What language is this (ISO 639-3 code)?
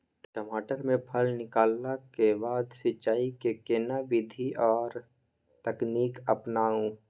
mai